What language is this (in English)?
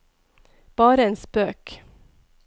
Norwegian